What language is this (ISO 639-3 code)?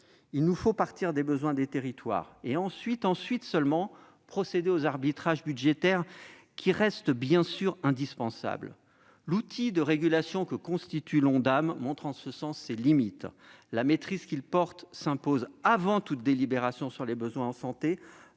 fra